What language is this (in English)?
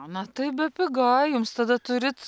Lithuanian